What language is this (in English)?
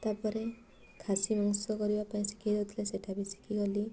Odia